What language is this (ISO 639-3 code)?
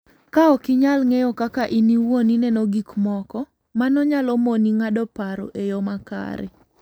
luo